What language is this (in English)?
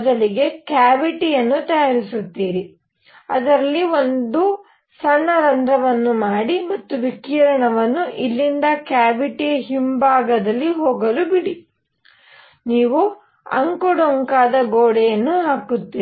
Kannada